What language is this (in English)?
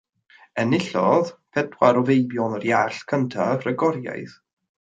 Welsh